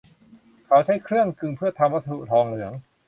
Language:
Thai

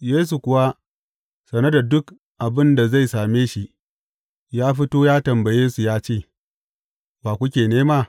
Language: Hausa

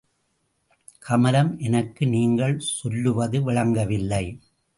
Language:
Tamil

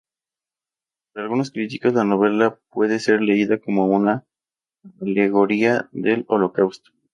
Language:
Spanish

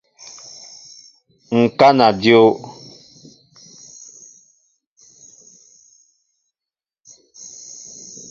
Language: Mbo (Cameroon)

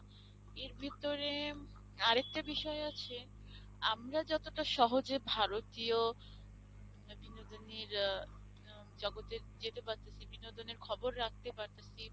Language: Bangla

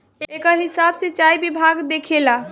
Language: Bhojpuri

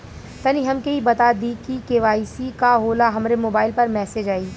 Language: Bhojpuri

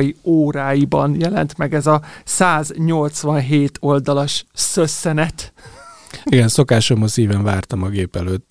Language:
Hungarian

